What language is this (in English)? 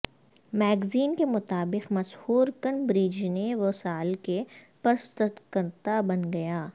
Urdu